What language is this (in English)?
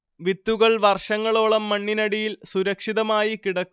Malayalam